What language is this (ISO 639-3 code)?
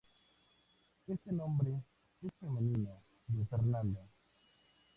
spa